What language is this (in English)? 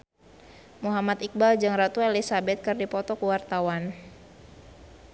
Sundanese